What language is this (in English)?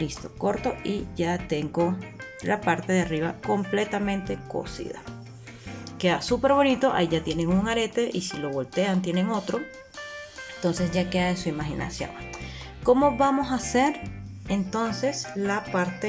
Spanish